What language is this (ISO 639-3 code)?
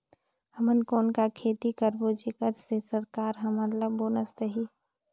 hne